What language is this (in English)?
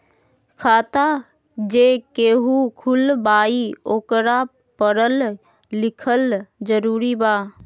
Magahi